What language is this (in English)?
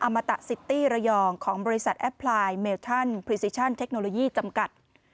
Thai